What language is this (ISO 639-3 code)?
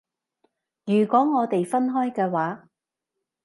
yue